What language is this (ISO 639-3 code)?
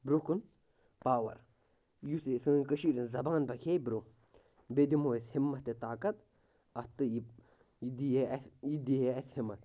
kas